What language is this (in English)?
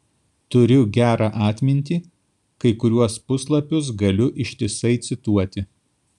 Lithuanian